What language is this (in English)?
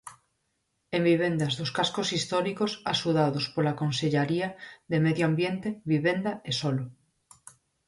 Galician